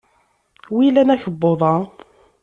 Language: Kabyle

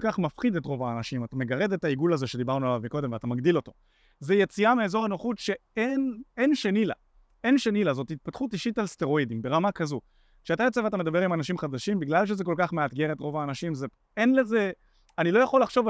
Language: Hebrew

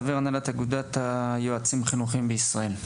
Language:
Hebrew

